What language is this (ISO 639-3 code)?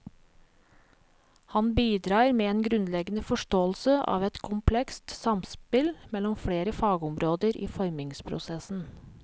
nor